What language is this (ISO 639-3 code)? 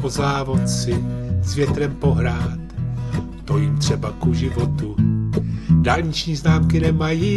ces